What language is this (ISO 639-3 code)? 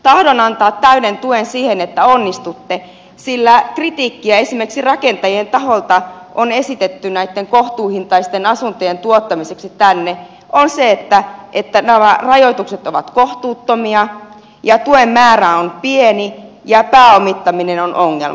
fin